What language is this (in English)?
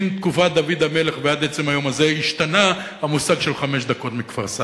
Hebrew